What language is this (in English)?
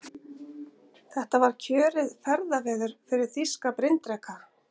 Icelandic